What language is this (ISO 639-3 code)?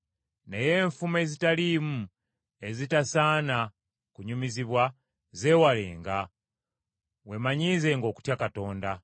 lug